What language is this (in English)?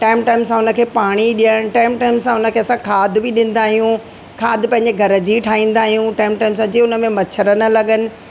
Sindhi